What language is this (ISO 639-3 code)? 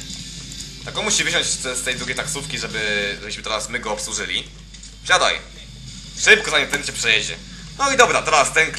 pol